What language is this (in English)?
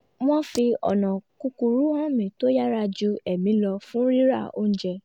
Yoruba